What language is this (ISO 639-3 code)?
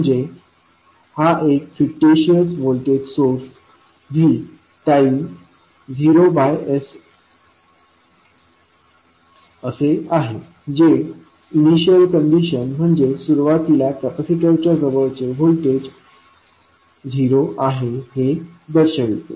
mar